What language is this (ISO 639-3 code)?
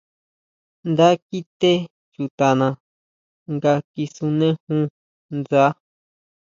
mau